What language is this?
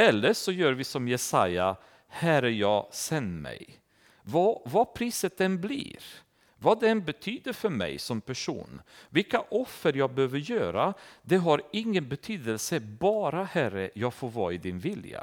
Swedish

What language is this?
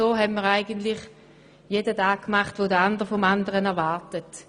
Swiss German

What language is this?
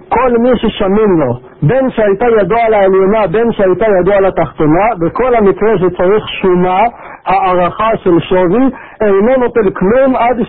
Hebrew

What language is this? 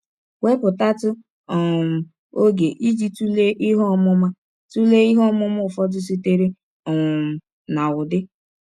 Igbo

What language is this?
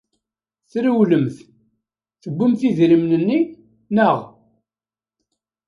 Kabyle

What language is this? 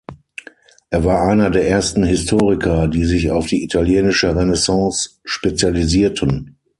German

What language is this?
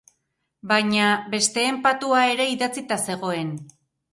Basque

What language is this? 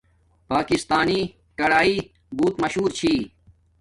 Domaaki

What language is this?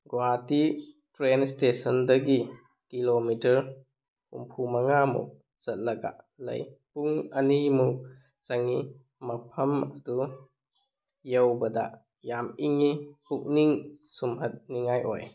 Manipuri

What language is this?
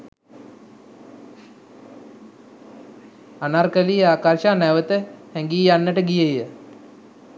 Sinhala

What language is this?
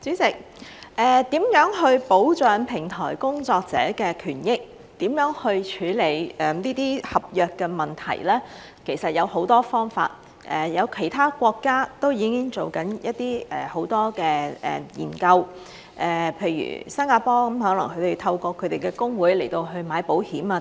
Cantonese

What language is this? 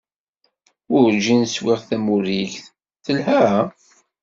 Kabyle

